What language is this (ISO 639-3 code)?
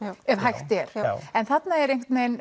isl